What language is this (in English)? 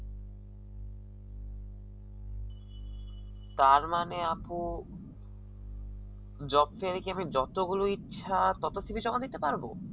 Bangla